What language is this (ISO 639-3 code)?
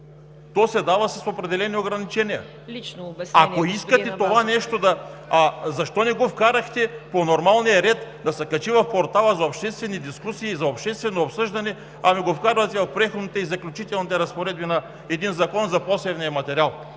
bul